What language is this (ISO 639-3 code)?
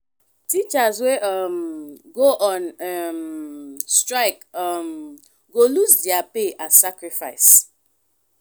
pcm